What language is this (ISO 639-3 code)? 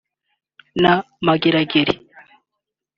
kin